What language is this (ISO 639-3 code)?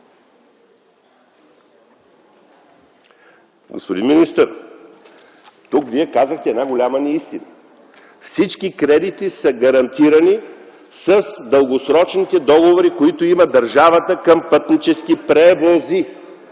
bul